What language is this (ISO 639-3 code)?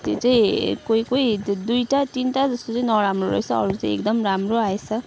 nep